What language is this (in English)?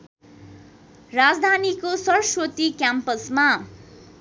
Nepali